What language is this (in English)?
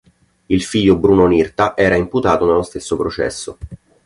Italian